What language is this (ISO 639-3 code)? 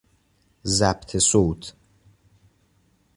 fas